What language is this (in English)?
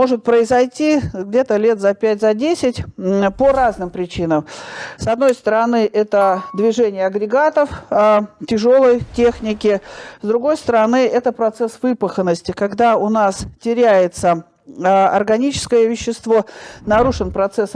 Russian